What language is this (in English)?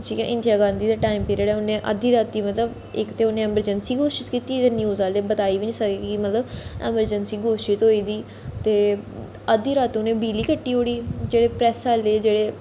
Dogri